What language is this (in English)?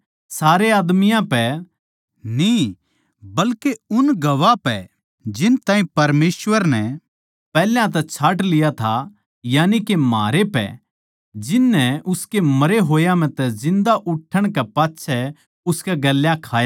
Haryanvi